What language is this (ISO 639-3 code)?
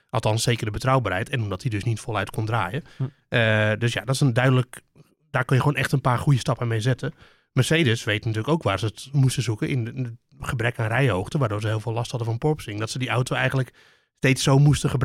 nld